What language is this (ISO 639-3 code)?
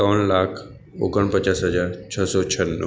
guj